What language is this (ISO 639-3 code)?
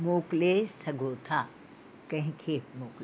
snd